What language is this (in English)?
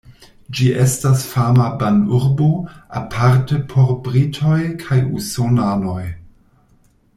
Esperanto